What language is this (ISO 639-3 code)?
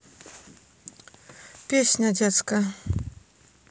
rus